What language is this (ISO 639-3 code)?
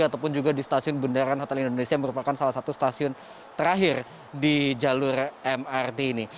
ind